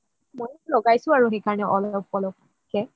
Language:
Assamese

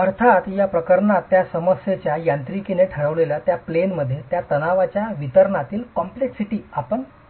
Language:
Marathi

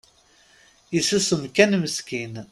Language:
Kabyle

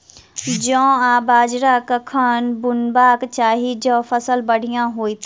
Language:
Maithili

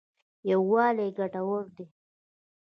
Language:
Pashto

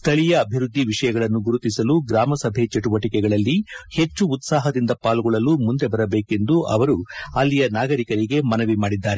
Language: Kannada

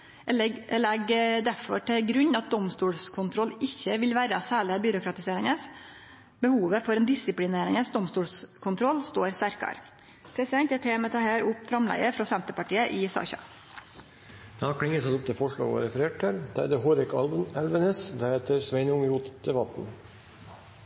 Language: Norwegian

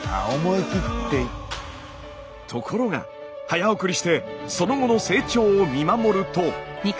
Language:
Japanese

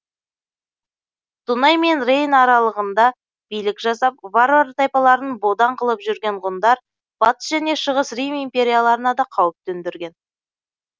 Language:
Kazakh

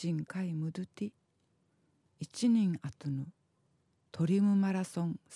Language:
Japanese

